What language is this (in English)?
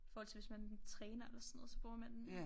Danish